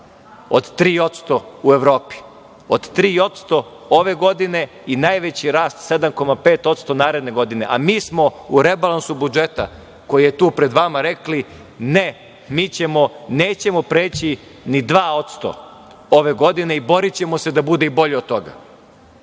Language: Serbian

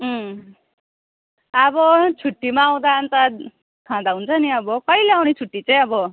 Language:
Nepali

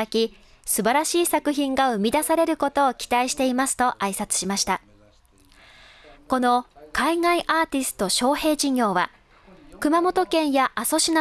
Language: Japanese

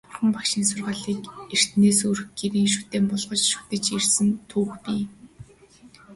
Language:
Mongolian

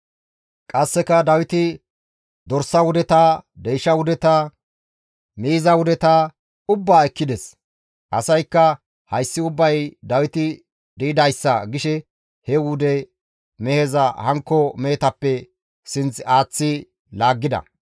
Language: Gamo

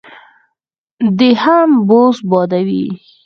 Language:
Pashto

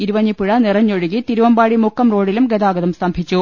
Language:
Malayalam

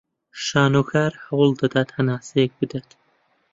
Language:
Central Kurdish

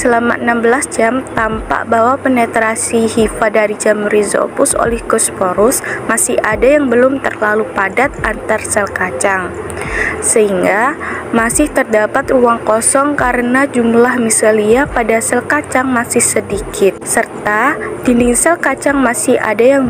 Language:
Indonesian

